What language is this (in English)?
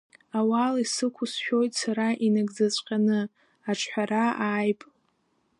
Abkhazian